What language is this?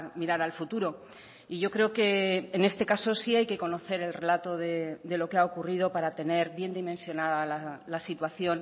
Spanish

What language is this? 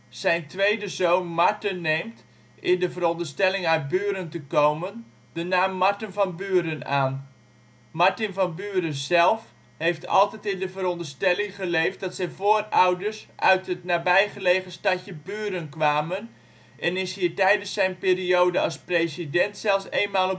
Dutch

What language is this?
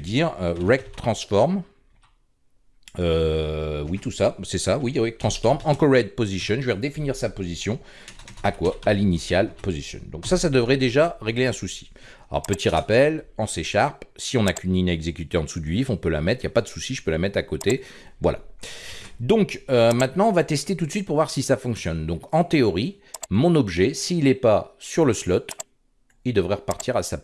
French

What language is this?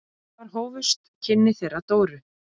Icelandic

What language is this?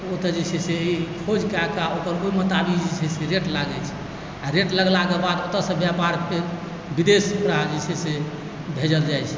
Maithili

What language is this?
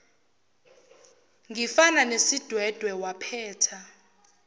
Zulu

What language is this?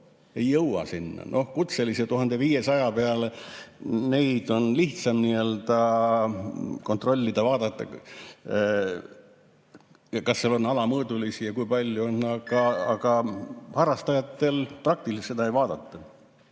Estonian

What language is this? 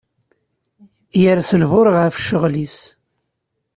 Kabyle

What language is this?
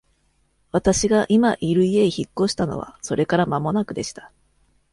Japanese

